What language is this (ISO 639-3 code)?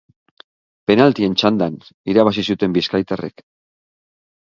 eus